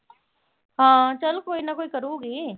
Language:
Punjabi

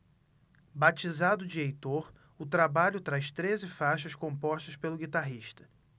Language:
Portuguese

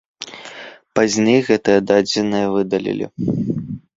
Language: Belarusian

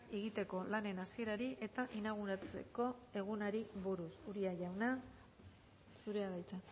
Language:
Basque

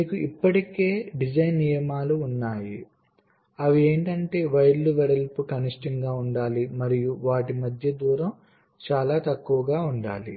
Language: Telugu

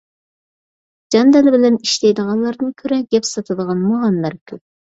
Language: Uyghur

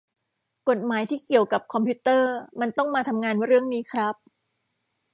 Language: Thai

